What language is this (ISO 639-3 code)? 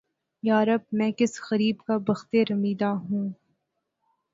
urd